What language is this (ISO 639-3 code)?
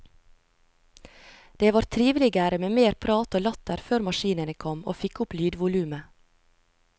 nor